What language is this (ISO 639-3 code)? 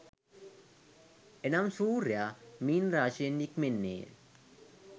sin